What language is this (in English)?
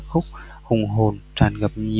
Vietnamese